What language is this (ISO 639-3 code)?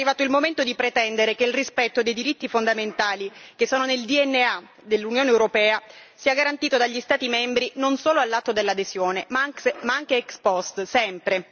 ita